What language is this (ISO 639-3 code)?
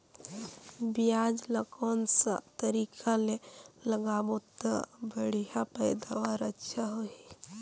hne